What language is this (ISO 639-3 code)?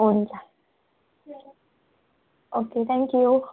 nep